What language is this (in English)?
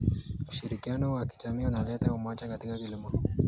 Kalenjin